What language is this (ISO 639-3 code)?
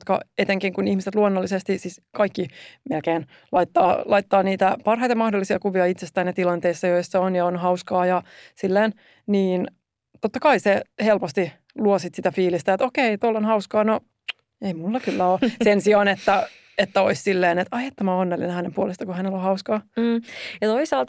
fin